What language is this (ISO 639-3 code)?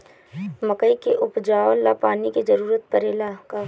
bho